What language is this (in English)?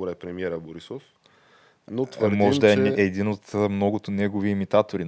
Bulgarian